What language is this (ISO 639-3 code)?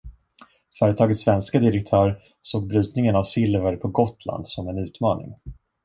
swe